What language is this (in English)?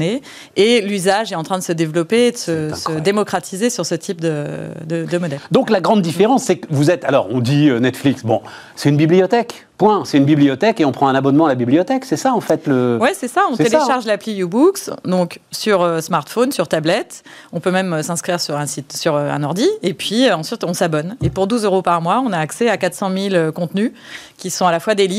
French